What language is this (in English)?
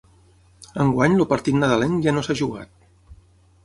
Catalan